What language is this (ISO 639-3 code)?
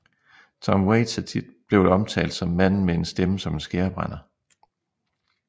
dan